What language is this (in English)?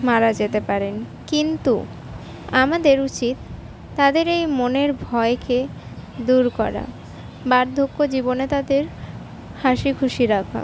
Bangla